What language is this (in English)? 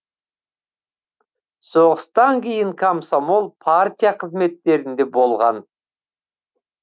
Kazakh